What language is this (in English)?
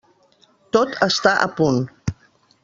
Catalan